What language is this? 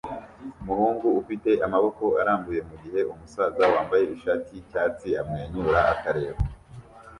Kinyarwanda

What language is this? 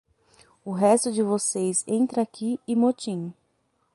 Portuguese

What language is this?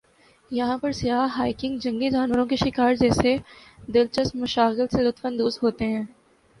Urdu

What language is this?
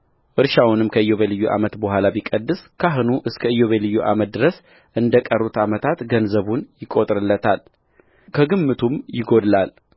Amharic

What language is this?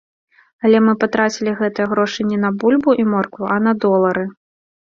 Belarusian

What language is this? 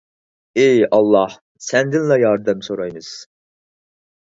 Uyghur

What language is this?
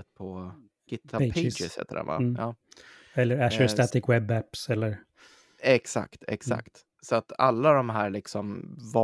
Swedish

